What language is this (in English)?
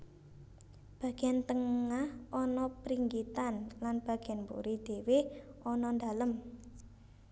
Javanese